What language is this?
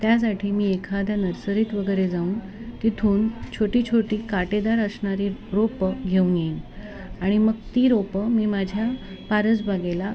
Marathi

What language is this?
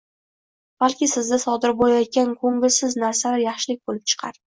Uzbek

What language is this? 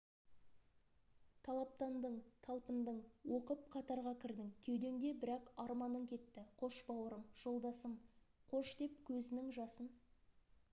Kazakh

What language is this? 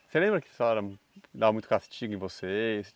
Portuguese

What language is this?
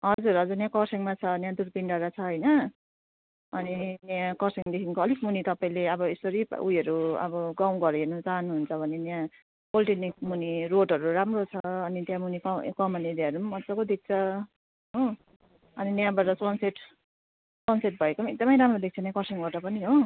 Nepali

